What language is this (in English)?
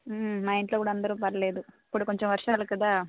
Telugu